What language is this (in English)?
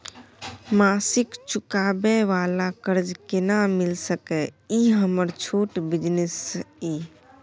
Maithili